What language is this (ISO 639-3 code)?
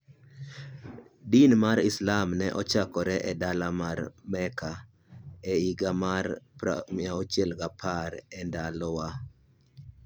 luo